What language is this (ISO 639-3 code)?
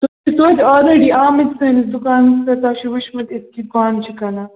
kas